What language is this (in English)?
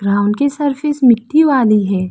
Hindi